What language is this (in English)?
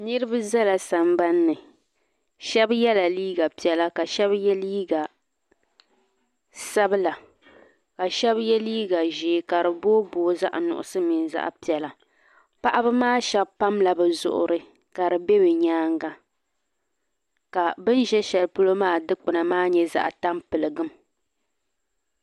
Dagbani